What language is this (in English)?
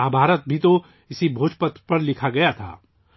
Urdu